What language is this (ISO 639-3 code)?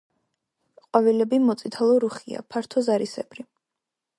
kat